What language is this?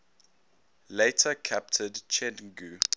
English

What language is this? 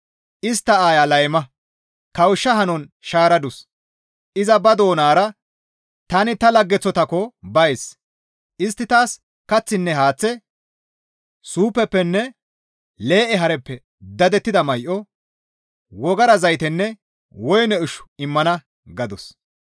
Gamo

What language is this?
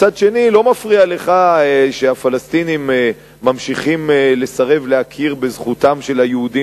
Hebrew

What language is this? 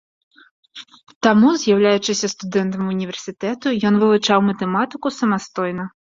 Belarusian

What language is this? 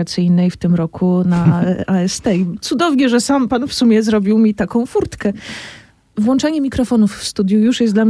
Polish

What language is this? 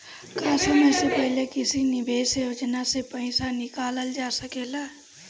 Bhojpuri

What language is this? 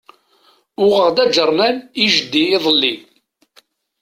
Kabyle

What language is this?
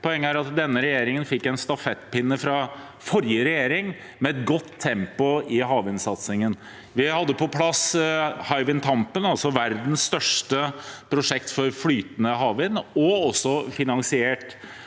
Norwegian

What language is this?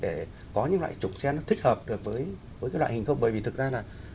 Vietnamese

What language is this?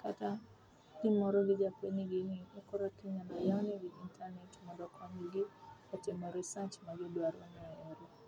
Luo (Kenya and Tanzania)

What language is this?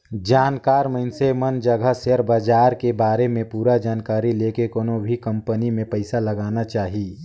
Chhattisgarhi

